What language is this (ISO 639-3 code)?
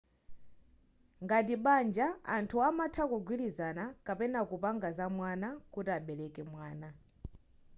nya